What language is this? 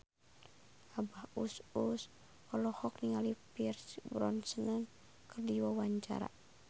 Sundanese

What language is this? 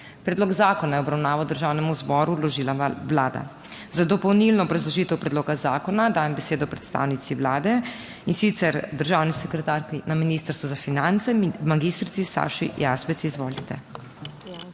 Slovenian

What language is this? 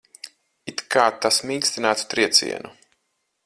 Latvian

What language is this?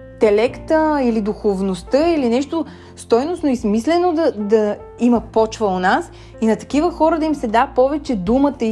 Bulgarian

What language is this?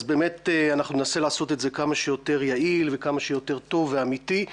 Hebrew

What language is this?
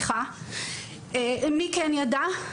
Hebrew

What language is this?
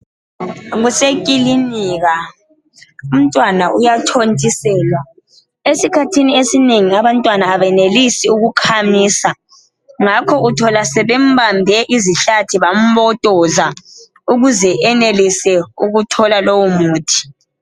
North Ndebele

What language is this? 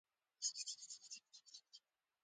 Pashto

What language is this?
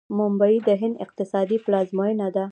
Pashto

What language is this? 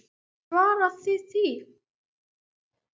Icelandic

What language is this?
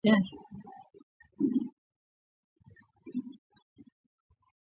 Swahili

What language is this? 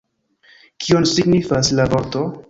Esperanto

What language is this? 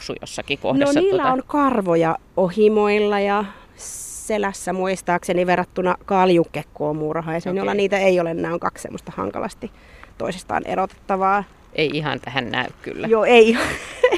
Finnish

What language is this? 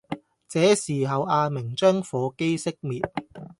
Cantonese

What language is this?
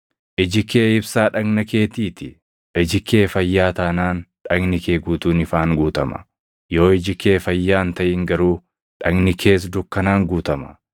Oromo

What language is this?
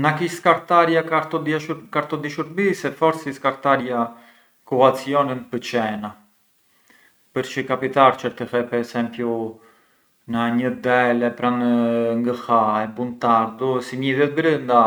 Arbëreshë Albanian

